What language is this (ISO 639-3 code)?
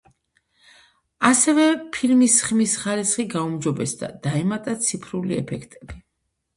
kat